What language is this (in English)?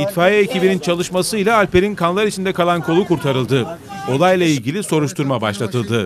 Turkish